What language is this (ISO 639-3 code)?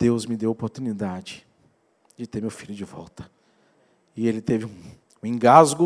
por